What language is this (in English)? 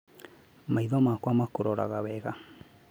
Kikuyu